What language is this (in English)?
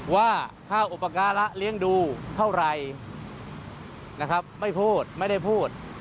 Thai